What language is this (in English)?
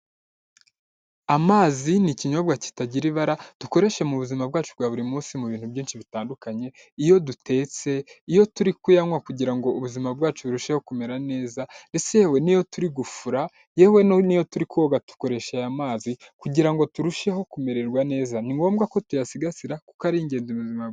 Kinyarwanda